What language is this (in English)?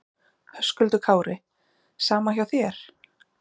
Icelandic